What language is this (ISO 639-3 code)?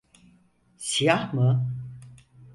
tur